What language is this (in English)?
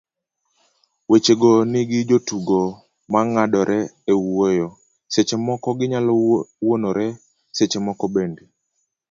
Luo (Kenya and Tanzania)